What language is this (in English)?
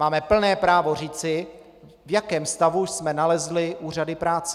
Czech